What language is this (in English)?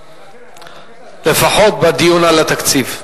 Hebrew